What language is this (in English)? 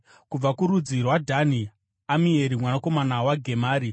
Shona